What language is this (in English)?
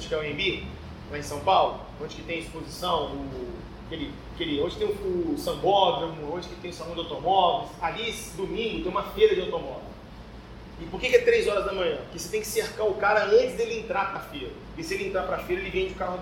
Portuguese